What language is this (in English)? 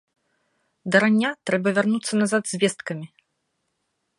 Belarusian